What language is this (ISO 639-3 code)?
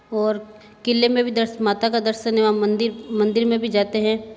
hin